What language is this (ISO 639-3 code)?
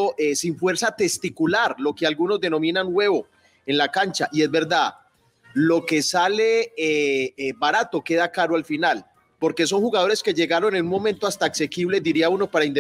spa